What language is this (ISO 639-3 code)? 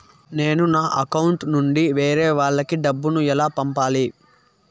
tel